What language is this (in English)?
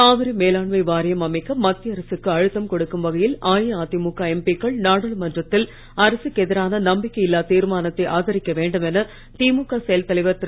Tamil